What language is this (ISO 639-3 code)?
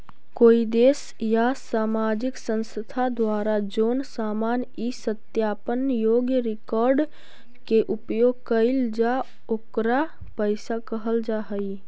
mag